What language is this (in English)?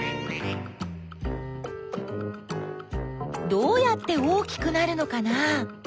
Japanese